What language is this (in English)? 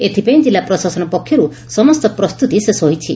Odia